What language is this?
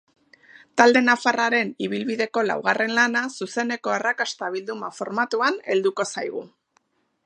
Basque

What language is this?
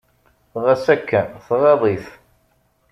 Kabyle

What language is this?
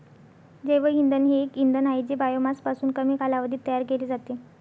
Marathi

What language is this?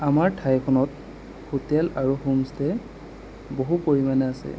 Assamese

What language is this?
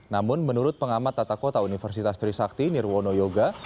Indonesian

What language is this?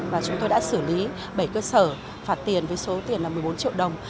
Vietnamese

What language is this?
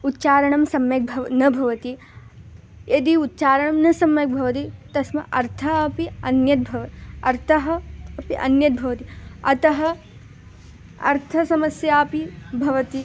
Sanskrit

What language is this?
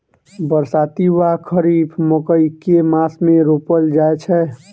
Maithili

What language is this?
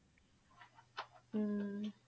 Punjabi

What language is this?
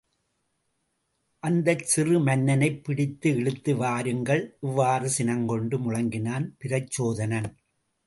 Tamil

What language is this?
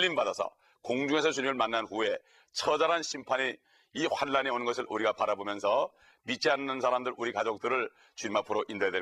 Korean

